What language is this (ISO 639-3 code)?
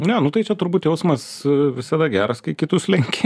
lit